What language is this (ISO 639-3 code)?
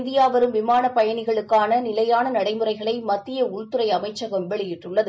tam